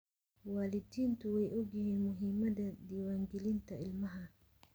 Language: Somali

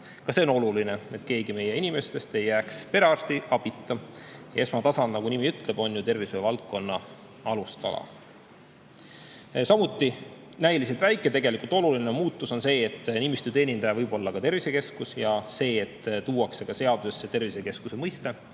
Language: Estonian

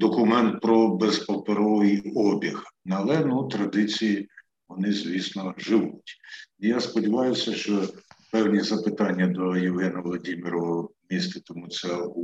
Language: Ukrainian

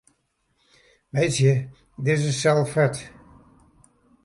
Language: Western Frisian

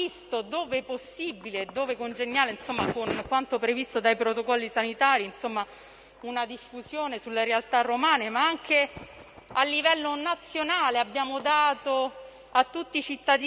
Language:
Italian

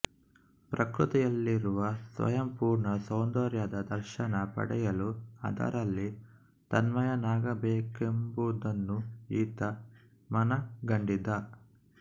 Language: Kannada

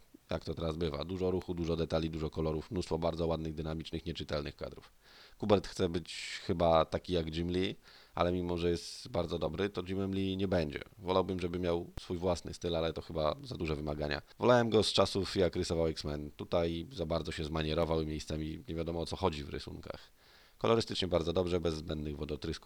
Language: Polish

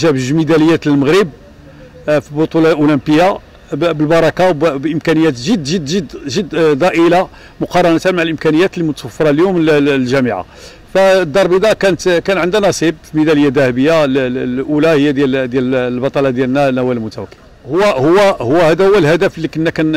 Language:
Arabic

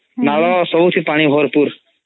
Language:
Odia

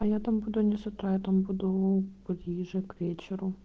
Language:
Russian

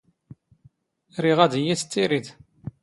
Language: Standard Moroccan Tamazight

